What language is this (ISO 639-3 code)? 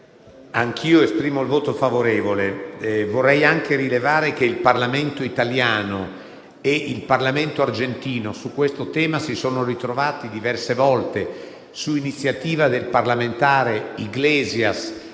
ita